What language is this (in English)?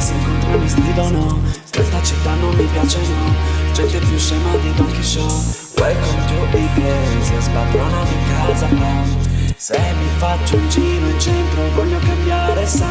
Italian